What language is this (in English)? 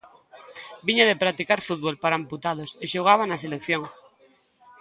Galician